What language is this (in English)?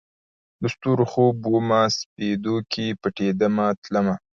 Pashto